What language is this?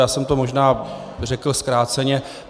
Czech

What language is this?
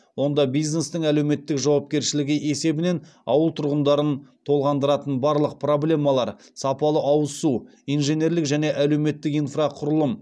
Kazakh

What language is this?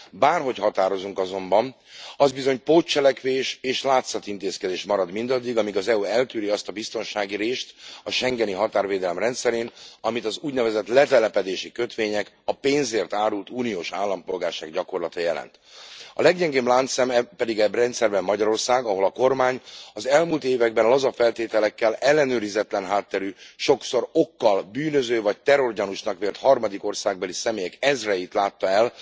Hungarian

